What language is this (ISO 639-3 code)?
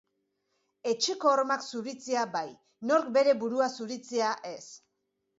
eus